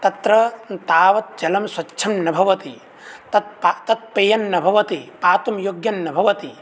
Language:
Sanskrit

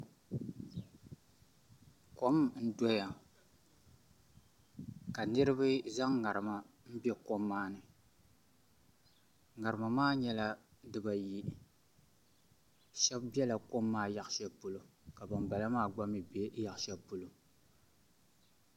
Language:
Dagbani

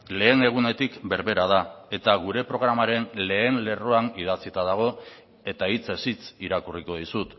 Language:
Basque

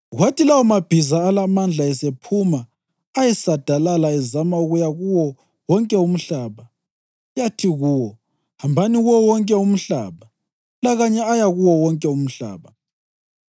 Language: North Ndebele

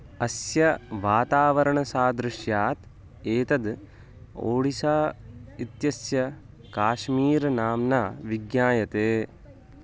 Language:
Sanskrit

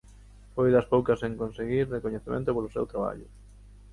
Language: Galician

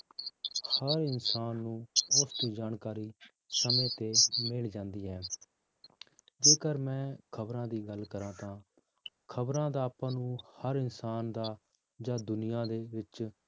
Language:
Punjabi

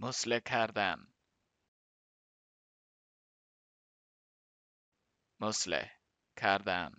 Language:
Persian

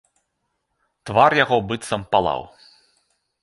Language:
Belarusian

